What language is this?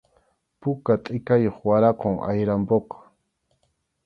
Arequipa-La Unión Quechua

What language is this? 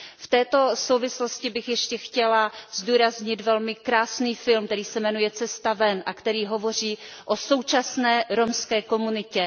Czech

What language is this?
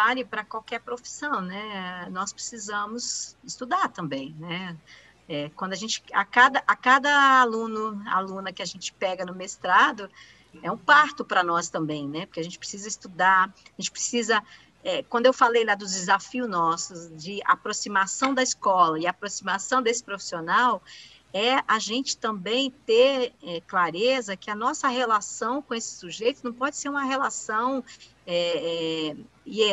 Portuguese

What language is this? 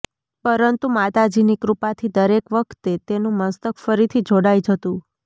Gujarati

